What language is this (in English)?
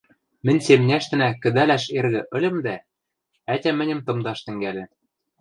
Western Mari